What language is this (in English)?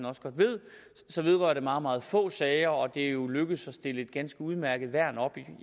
Danish